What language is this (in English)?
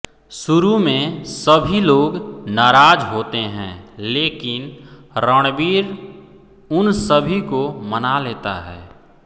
Hindi